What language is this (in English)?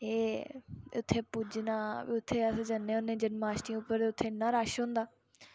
Dogri